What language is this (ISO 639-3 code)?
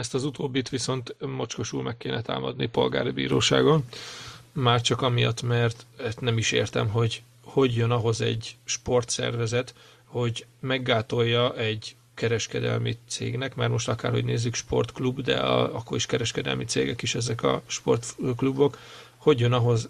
hun